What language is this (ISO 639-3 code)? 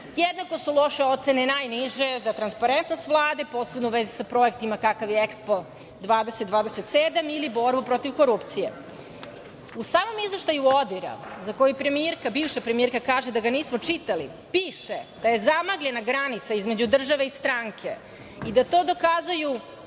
srp